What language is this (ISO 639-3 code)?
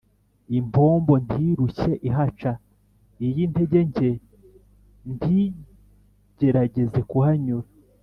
kin